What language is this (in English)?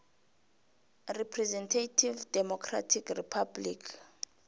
South Ndebele